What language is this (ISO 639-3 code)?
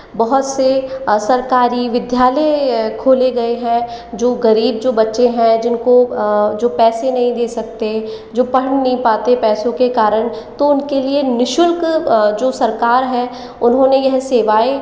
hin